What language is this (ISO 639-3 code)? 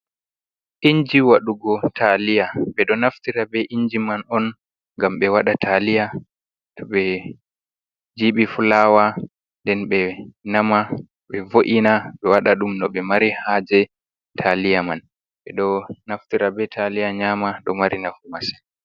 ful